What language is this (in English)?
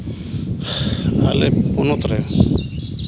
Santali